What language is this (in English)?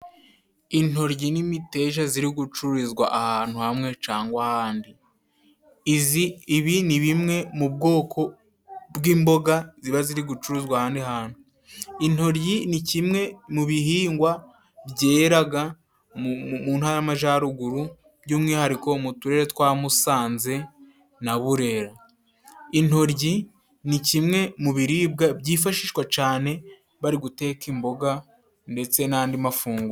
Kinyarwanda